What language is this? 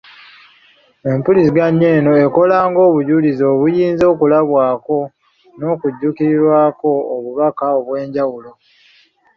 Ganda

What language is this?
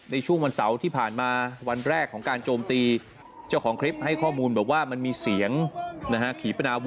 Thai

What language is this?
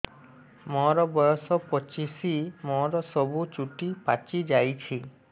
Odia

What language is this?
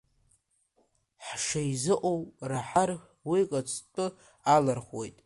Abkhazian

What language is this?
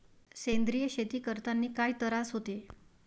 Marathi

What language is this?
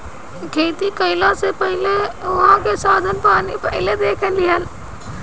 Bhojpuri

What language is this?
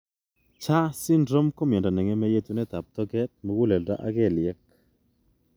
Kalenjin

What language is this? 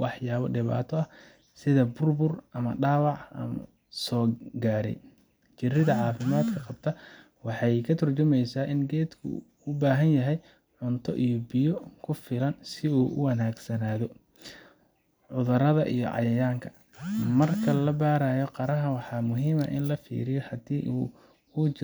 Somali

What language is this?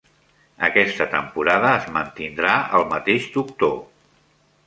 Catalan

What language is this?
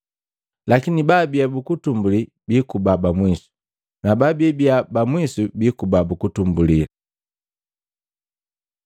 Matengo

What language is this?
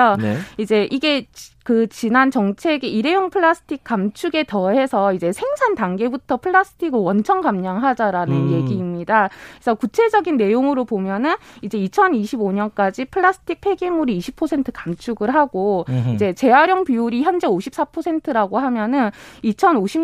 Korean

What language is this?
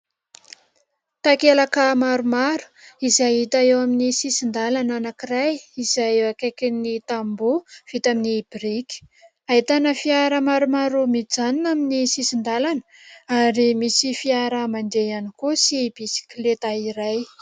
Malagasy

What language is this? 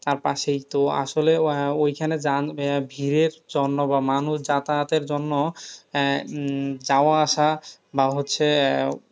Bangla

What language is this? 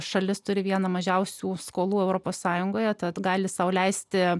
Lithuanian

